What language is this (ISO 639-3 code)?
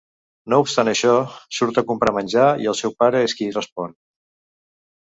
cat